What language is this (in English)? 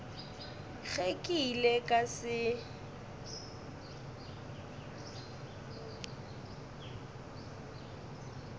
Northern Sotho